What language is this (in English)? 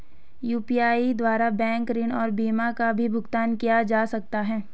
Hindi